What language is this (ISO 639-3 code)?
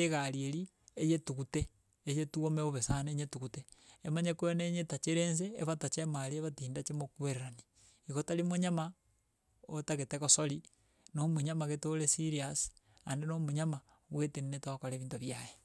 guz